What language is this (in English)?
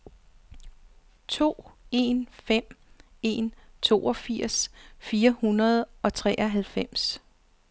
Danish